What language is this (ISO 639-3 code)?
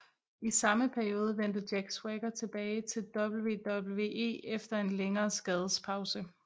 dan